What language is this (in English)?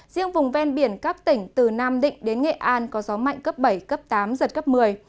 Vietnamese